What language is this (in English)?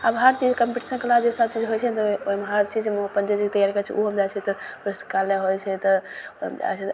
Maithili